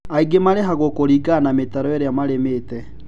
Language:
Kikuyu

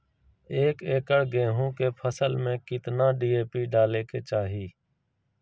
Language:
Magahi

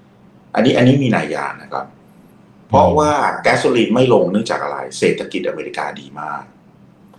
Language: Thai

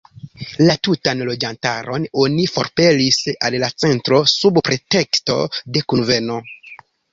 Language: Esperanto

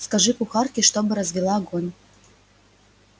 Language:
Russian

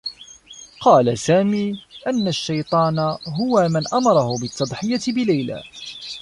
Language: Arabic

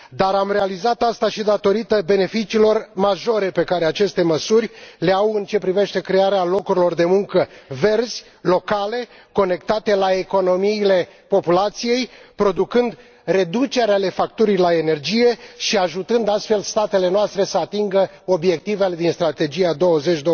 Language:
Romanian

